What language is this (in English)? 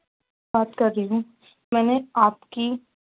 Urdu